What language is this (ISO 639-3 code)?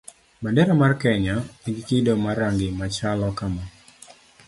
luo